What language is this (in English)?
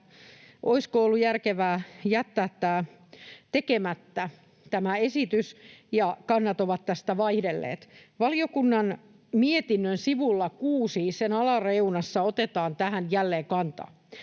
Finnish